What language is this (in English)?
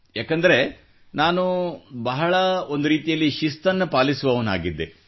Kannada